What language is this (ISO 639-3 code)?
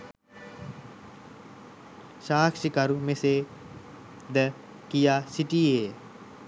sin